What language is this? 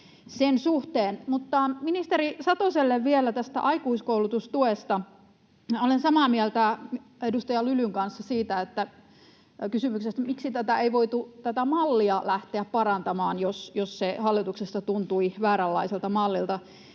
Finnish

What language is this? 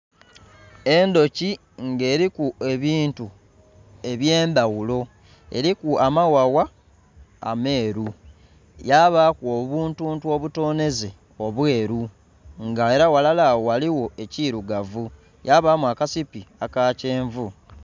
Soga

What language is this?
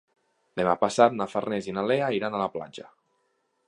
Catalan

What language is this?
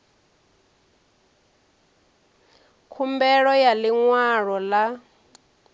Venda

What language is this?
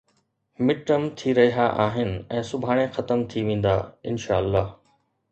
Sindhi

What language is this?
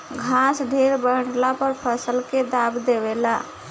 Bhojpuri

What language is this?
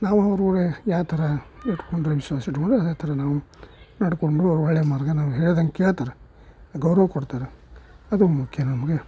Kannada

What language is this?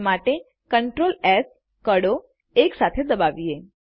Gujarati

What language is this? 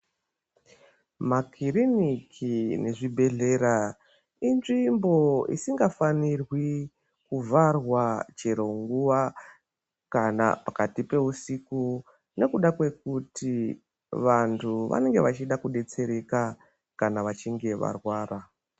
Ndau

